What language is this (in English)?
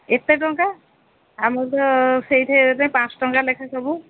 Odia